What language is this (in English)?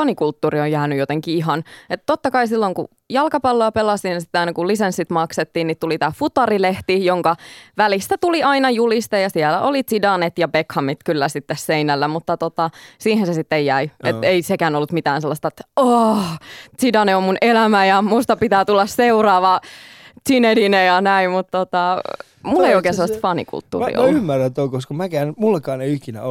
Finnish